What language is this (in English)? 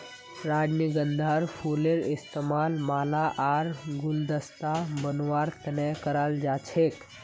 Magahi